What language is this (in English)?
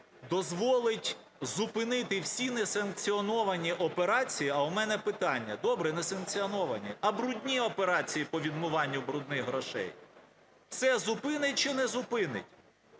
Ukrainian